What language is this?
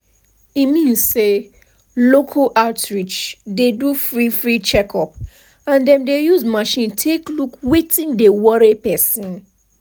Nigerian Pidgin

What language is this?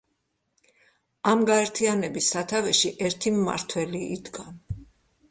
Georgian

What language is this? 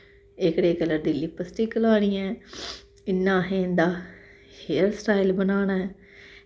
Dogri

